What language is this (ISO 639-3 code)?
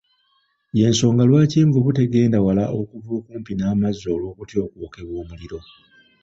lug